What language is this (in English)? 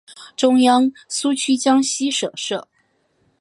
Chinese